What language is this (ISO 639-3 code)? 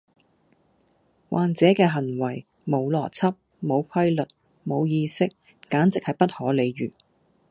yue